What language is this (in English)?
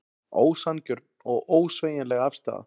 Icelandic